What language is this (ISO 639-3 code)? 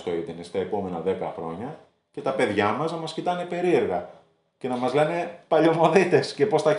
ell